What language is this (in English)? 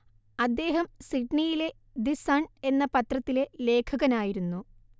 Malayalam